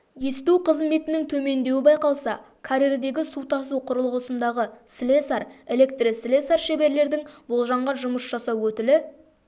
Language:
Kazakh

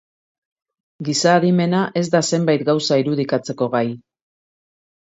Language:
Basque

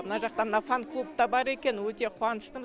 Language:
Kazakh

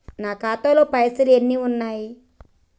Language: Telugu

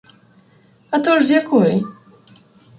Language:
Ukrainian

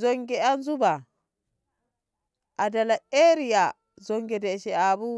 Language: Ngamo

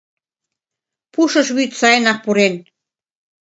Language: Mari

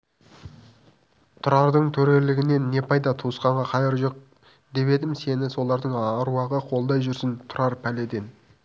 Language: Kazakh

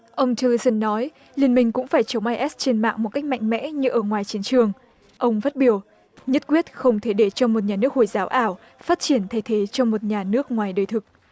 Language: Vietnamese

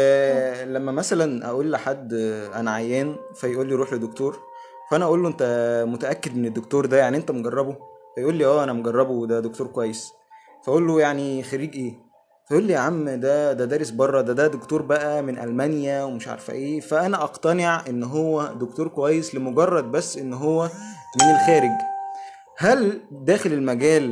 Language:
Arabic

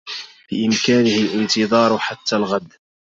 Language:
Arabic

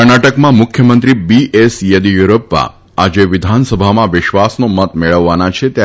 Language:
Gujarati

